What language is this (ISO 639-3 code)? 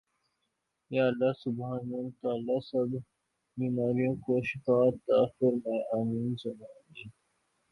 urd